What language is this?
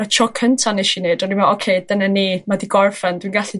Welsh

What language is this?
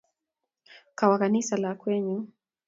Kalenjin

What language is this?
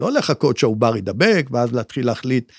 Hebrew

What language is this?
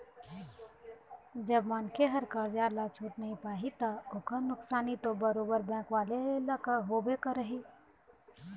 Chhattisgarhi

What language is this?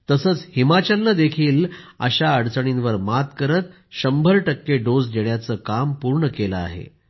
Marathi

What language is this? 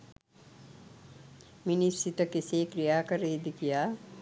Sinhala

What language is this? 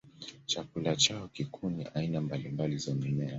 Swahili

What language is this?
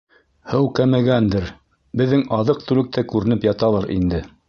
Bashkir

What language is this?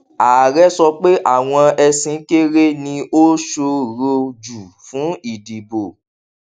Yoruba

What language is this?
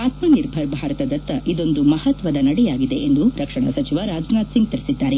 Kannada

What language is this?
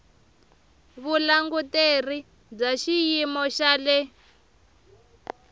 Tsonga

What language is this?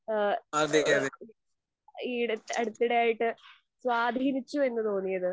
Malayalam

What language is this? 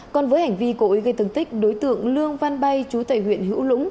Vietnamese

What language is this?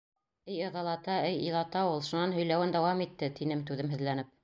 Bashkir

